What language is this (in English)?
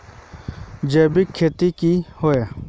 Magahi